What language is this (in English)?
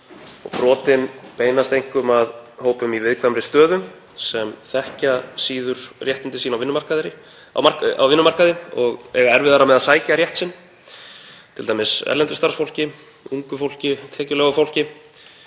Icelandic